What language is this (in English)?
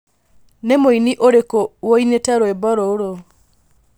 Kikuyu